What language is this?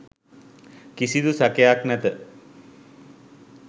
Sinhala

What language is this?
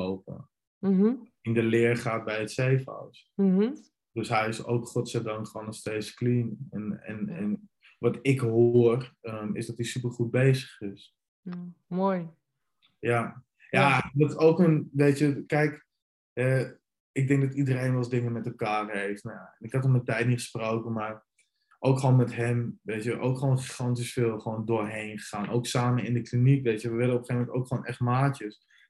Dutch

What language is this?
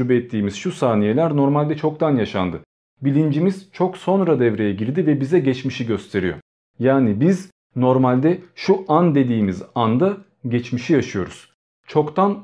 Turkish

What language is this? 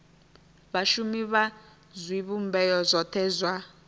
Venda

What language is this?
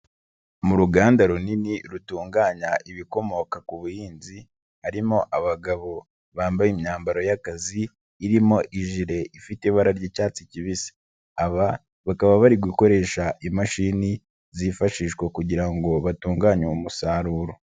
Kinyarwanda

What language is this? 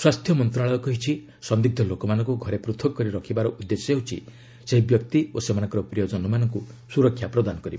Odia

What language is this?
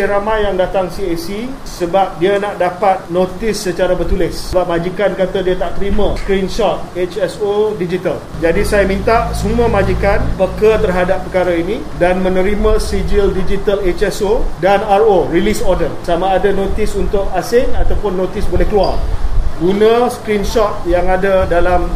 Malay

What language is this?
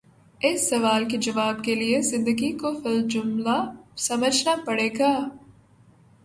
Urdu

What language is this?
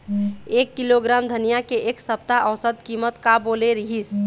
Chhattisgarhi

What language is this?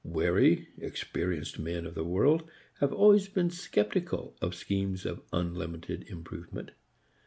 English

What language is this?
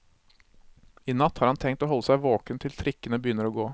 Norwegian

